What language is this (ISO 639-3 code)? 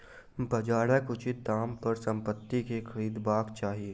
mai